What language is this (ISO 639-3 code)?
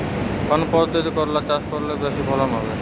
ben